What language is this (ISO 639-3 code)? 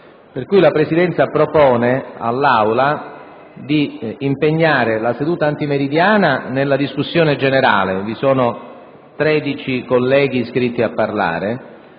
ita